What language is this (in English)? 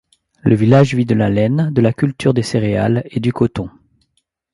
French